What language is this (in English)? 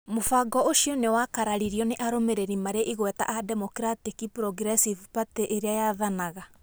Kikuyu